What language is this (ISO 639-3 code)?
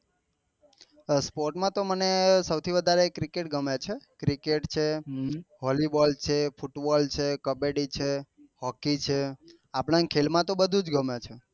guj